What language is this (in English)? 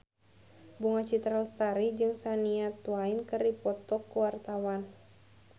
Sundanese